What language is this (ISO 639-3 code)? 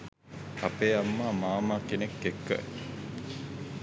sin